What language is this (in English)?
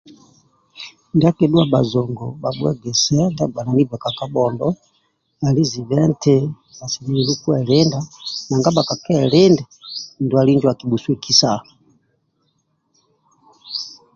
Amba (Uganda)